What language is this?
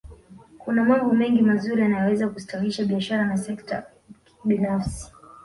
Swahili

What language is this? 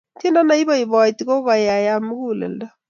Kalenjin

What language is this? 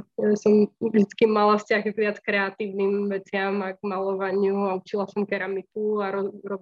Slovak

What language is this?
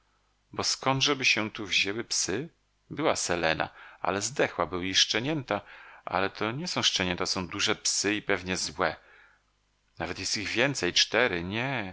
Polish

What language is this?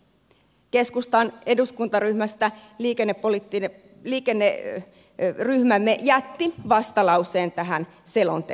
Finnish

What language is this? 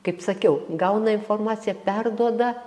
Lithuanian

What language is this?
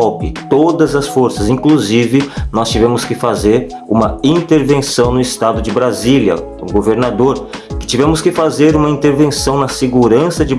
Portuguese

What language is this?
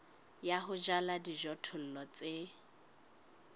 Southern Sotho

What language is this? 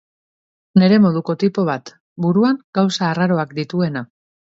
Basque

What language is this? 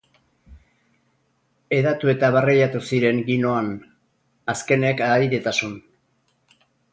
Basque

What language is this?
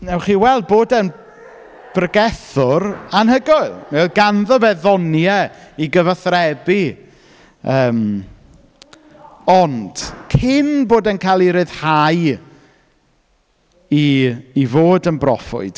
Welsh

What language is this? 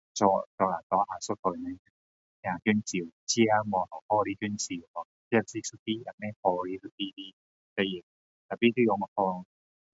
Min Dong Chinese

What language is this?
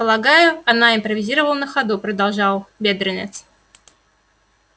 Russian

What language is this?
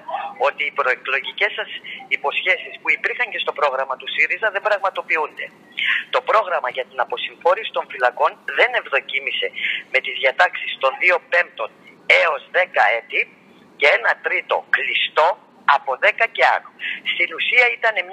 Greek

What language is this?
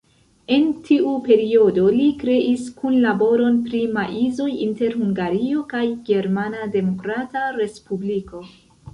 Esperanto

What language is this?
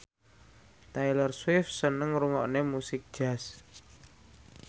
Javanese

